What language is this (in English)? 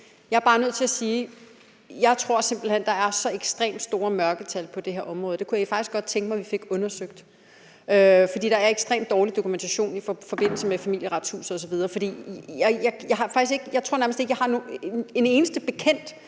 Danish